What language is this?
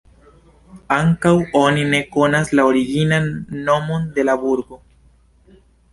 Esperanto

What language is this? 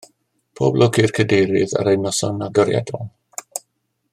Welsh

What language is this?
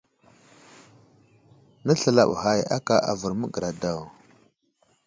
Wuzlam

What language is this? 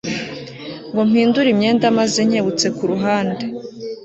Kinyarwanda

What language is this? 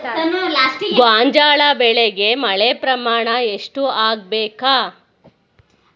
Kannada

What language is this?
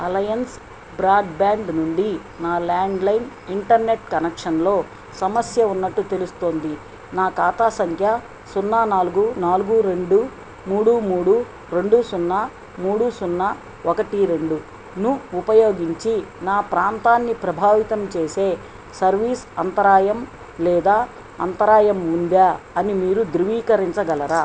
Telugu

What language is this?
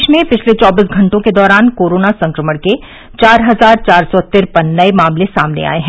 Hindi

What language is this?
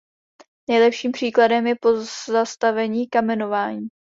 Czech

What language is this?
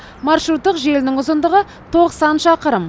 Kazakh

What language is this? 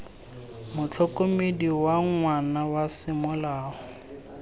Tswana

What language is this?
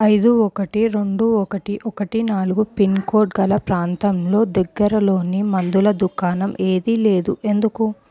Telugu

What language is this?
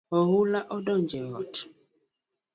Luo (Kenya and Tanzania)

